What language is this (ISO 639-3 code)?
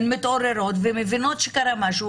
heb